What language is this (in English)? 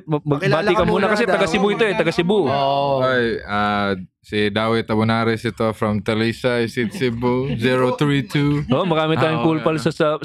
Filipino